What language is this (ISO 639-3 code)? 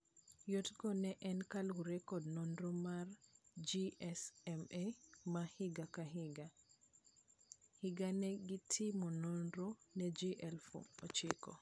luo